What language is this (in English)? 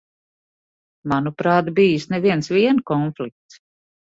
Latvian